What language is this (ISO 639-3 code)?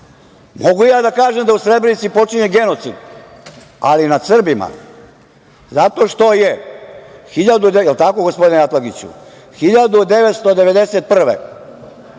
srp